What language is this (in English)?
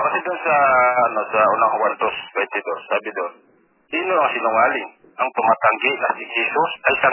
Filipino